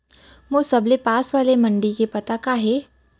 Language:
Chhattisgarhi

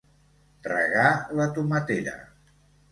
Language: Catalan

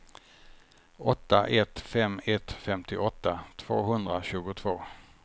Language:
Swedish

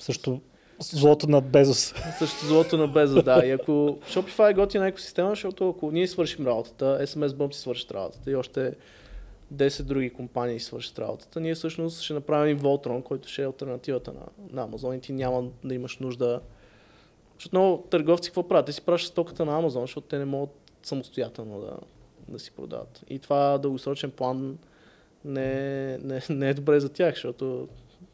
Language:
Bulgarian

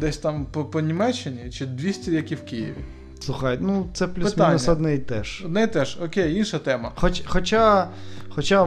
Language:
Ukrainian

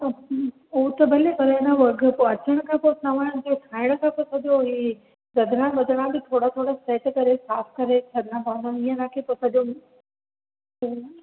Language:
Sindhi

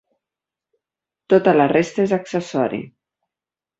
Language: Catalan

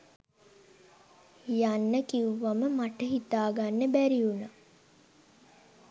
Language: Sinhala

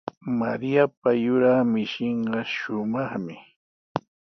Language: Sihuas Ancash Quechua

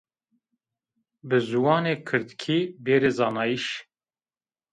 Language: Zaza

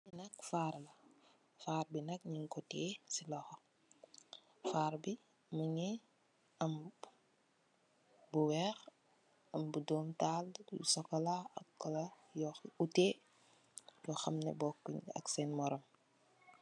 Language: Wolof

